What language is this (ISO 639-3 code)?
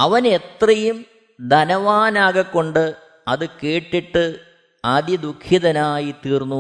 mal